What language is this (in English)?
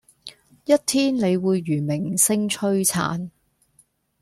Cantonese